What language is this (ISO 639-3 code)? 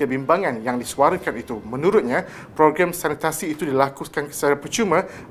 msa